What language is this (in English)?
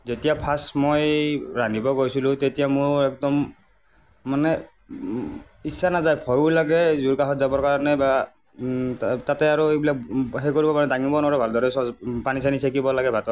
Assamese